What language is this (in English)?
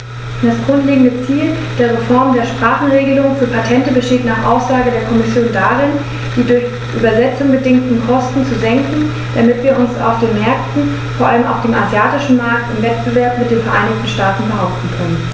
German